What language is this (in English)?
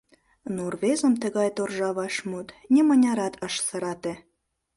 Mari